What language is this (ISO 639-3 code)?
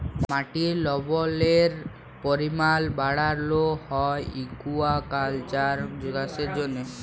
ben